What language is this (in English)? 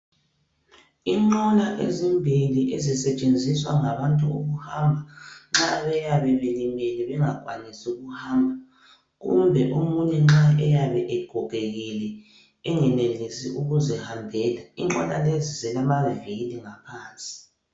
North Ndebele